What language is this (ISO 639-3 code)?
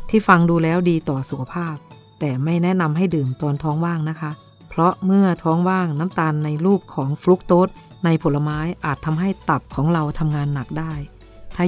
tha